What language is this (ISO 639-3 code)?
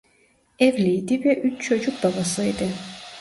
tur